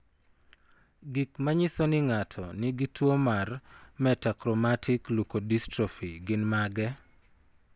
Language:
Luo (Kenya and Tanzania)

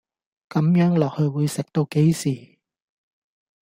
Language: Cantonese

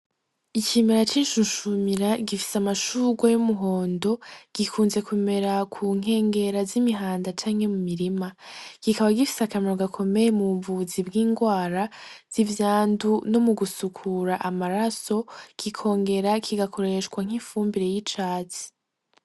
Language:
Rundi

